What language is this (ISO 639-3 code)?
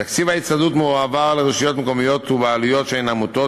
heb